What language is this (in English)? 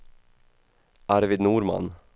Swedish